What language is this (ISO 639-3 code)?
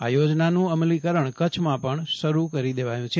guj